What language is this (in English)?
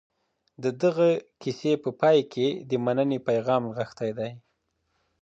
Pashto